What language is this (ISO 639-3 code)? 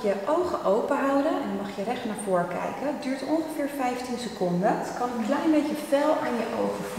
nld